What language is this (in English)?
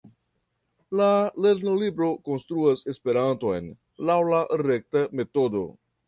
Esperanto